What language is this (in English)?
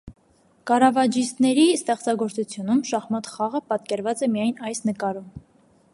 Armenian